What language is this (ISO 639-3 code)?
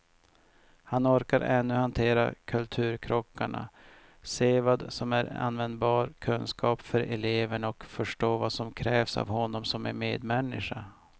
swe